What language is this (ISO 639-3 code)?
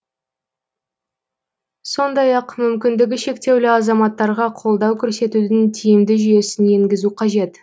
kaz